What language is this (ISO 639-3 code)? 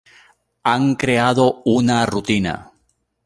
spa